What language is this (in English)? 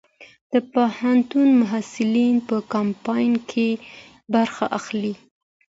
Pashto